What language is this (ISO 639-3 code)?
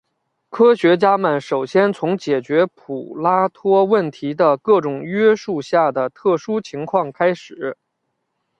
zho